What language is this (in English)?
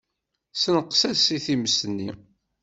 Kabyle